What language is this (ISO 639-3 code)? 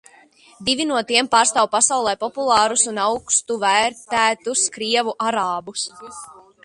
lav